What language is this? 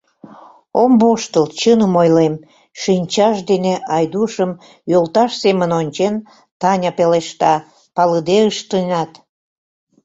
Mari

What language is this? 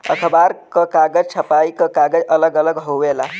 Bhojpuri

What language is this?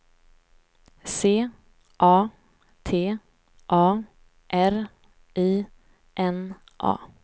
Swedish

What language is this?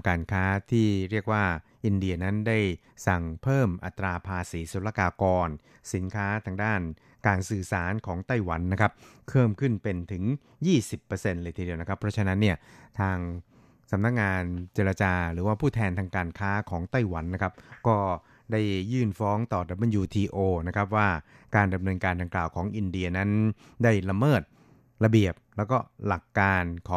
Thai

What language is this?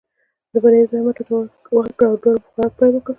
Pashto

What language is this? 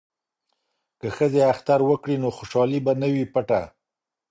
Pashto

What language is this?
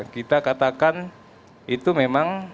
Indonesian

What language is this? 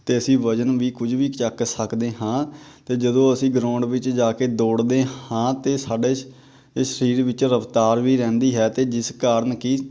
Punjabi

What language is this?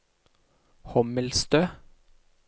Norwegian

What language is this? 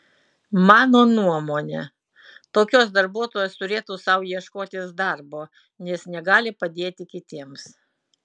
Lithuanian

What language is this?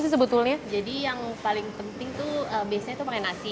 Indonesian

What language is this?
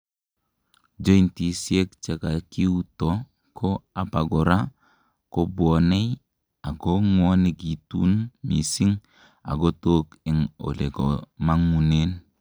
Kalenjin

